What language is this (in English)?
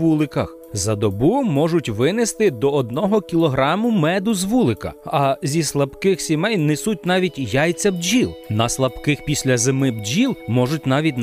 Ukrainian